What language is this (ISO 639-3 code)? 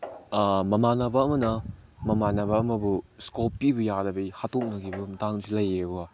mni